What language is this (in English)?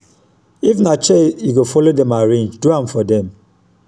Nigerian Pidgin